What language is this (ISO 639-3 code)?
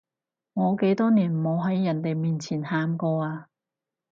yue